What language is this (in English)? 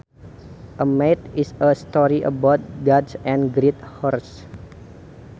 Sundanese